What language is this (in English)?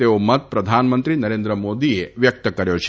Gujarati